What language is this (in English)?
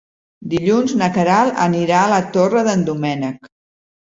Catalan